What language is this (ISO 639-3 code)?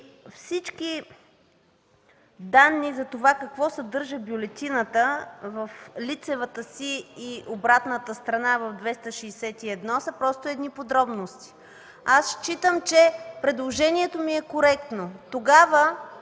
bul